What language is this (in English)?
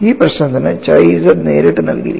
Malayalam